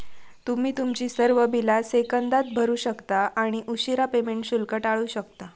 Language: Marathi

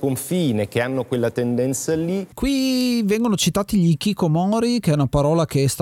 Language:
Italian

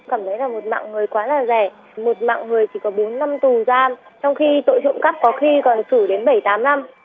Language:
Vietnamese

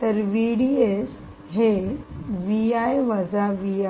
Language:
Marathi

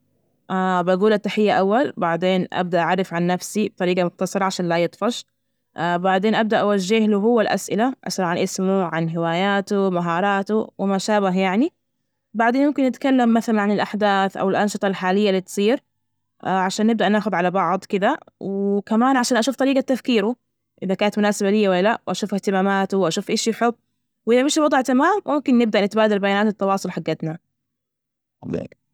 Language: Najdi Arabic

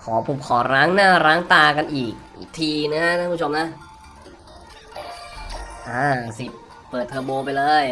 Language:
Thai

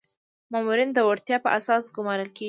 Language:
Pashto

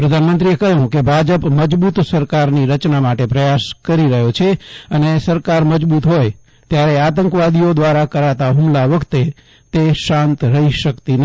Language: Gujarati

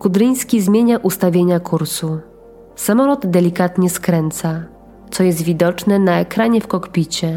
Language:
Polish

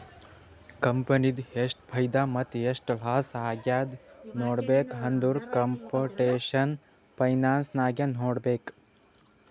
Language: Kannada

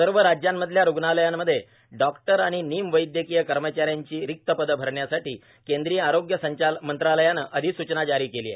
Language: Marathi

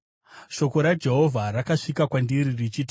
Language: Shona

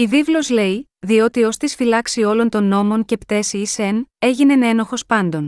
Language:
Greek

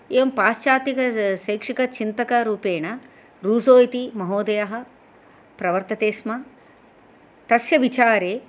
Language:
Sanskrit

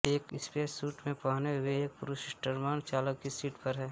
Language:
Hindi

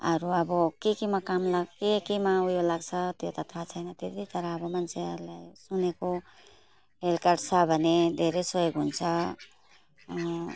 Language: Nepali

